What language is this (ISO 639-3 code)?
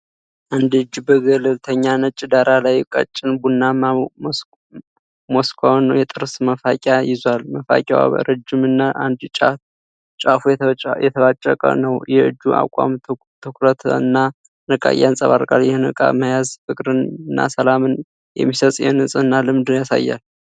amh